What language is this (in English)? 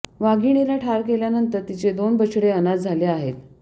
Marathi